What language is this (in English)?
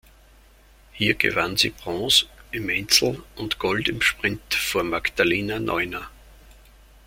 German